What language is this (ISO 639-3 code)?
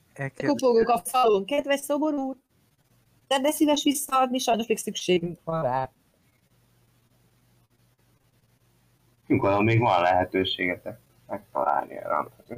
hun